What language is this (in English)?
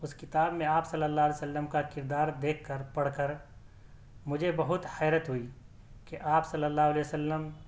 Urdu